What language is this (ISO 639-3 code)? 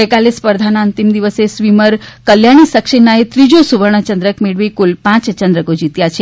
guj